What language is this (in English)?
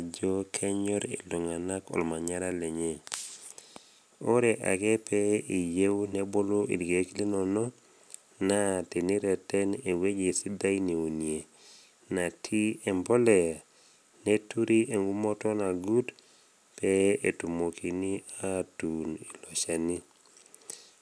Masai